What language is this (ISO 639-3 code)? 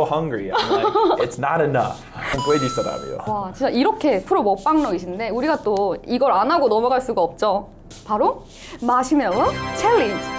kor